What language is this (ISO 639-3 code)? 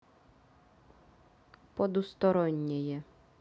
rus